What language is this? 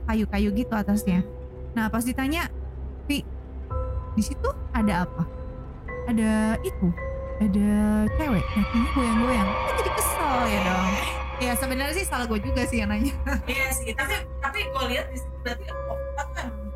Indonesian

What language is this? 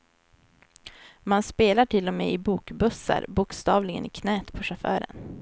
Swedish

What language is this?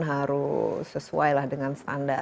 Indonesian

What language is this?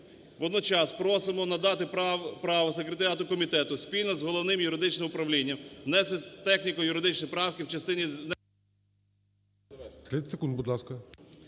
Ukrainian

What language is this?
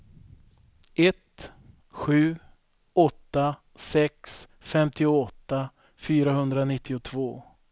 Swedish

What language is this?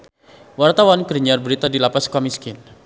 Sundanese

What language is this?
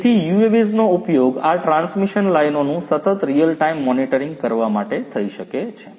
Gujarati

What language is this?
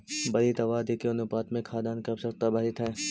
Magahi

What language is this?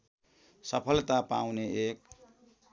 Nepali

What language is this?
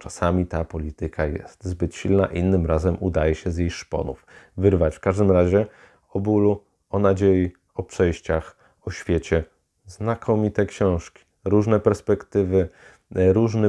Polish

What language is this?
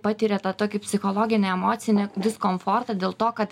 Lithuanian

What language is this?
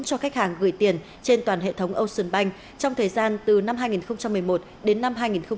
Vietnamese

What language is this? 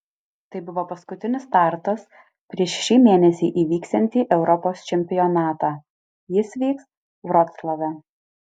Lithuanian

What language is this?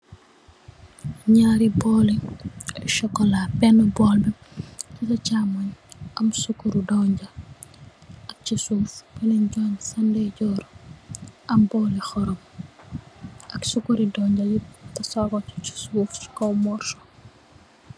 Wolof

